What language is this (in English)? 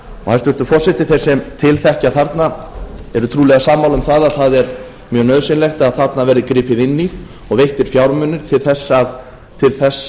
Icelandic